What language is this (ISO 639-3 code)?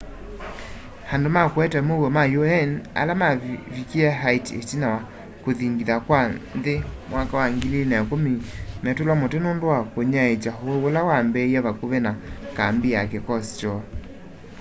kam